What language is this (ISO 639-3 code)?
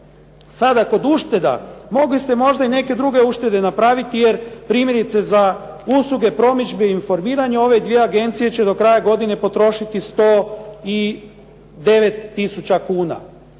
hrv